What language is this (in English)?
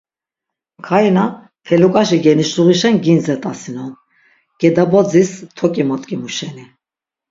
Laz